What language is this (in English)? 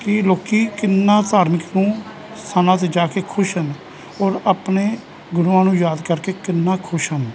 Punjabi